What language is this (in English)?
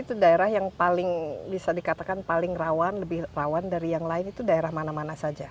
Indonesian